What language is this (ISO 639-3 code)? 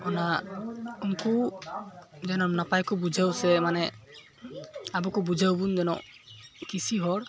sat